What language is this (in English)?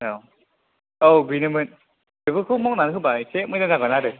Bodo